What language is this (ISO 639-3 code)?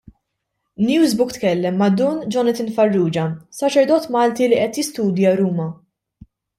mlt